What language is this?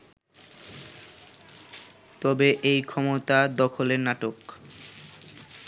Bangla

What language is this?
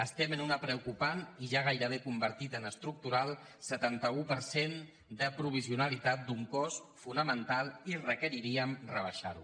Catalan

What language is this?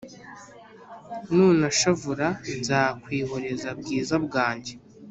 Kinyarwanda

